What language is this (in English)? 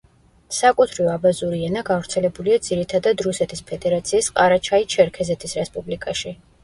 Georgian